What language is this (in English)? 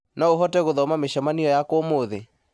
Kikuyu